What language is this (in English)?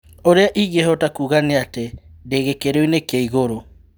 Kikuyu